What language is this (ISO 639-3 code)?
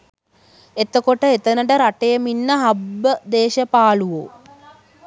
sin